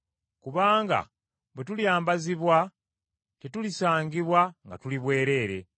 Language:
Ganda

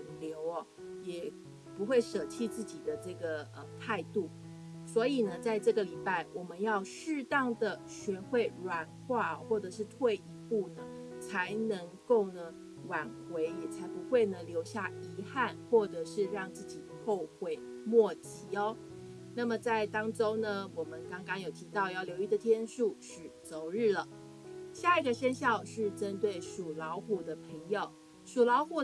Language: Chinese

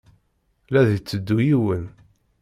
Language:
Kabyle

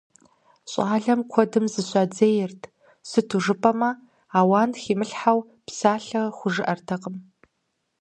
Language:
Kabardian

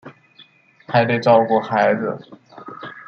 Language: Chinese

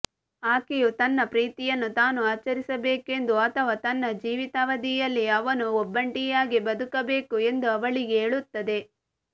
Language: Kannada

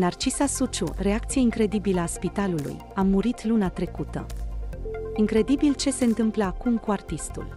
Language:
Romanian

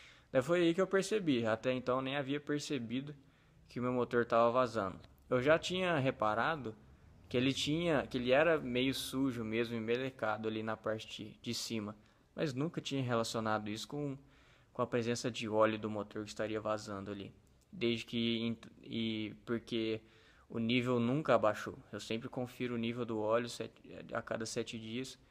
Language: Portuguese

